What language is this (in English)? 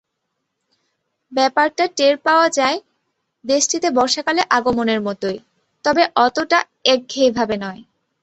Bangla